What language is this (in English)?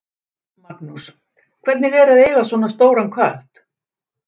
Icelandic